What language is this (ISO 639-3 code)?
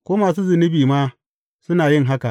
hau